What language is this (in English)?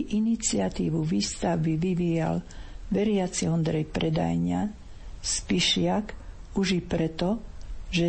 Slovak